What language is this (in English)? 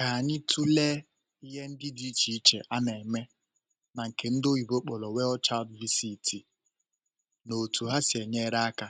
Igbo